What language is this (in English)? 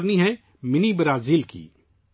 Urdu